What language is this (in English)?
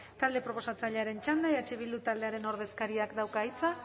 Basque